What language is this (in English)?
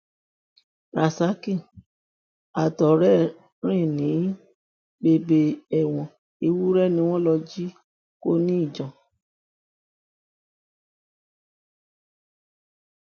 Yoruba